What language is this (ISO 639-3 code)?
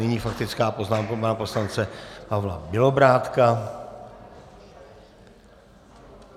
ces